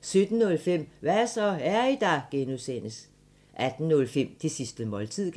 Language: Danish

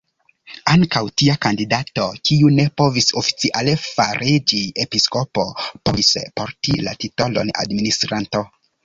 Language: Esperanto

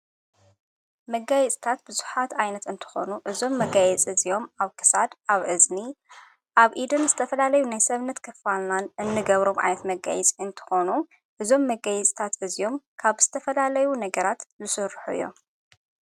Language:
Tigrinya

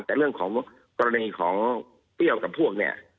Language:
Thai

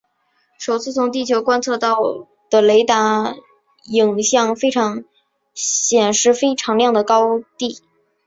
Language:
Chinese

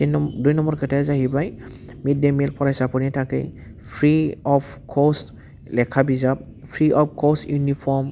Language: Bodo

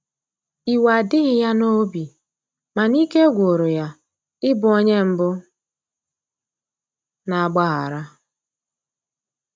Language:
Igbo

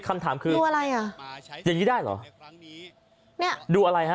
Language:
Thai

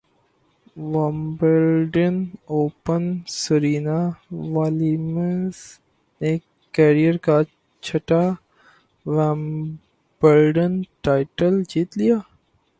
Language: Urdu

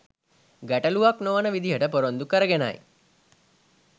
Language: Sinhala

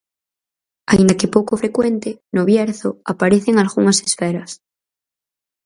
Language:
Galician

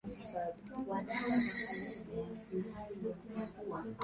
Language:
Swahili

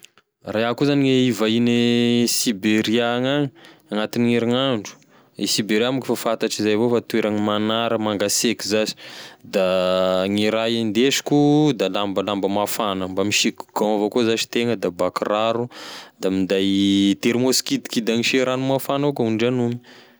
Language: Tesaka Malagasy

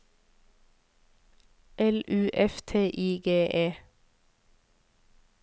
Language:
Norwegian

